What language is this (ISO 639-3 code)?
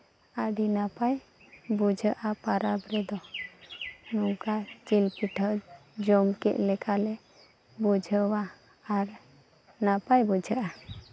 sat